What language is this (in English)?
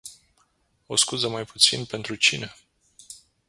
Romanian